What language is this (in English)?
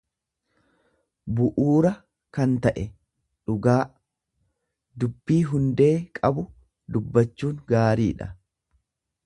Oromo